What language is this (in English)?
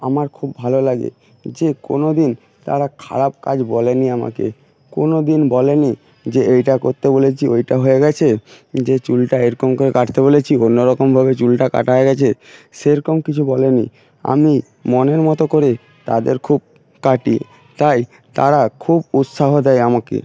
Bangla